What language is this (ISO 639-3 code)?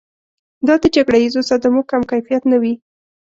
pus